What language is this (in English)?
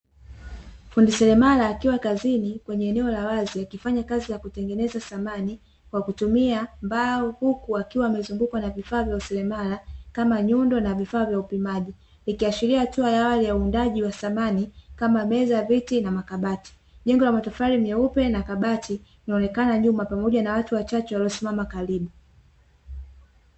Swahili